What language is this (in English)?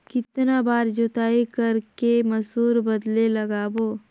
Chhattisgarhi